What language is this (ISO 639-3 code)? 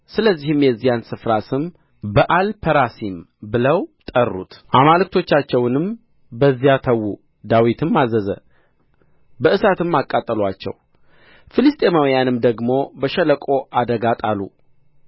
amh